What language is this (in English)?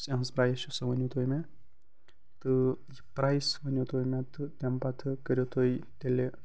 Kashmiri